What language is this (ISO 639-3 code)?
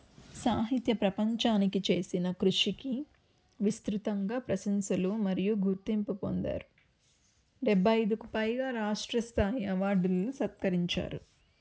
tel